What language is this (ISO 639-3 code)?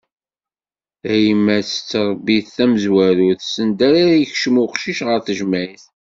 kab